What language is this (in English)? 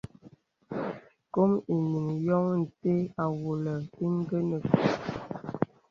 Bebele